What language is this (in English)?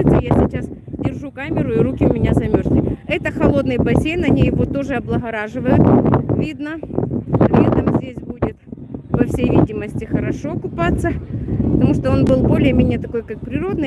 Russian